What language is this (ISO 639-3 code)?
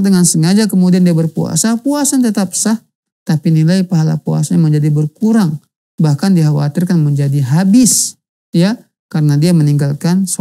ind